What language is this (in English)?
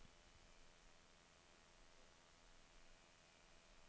Danish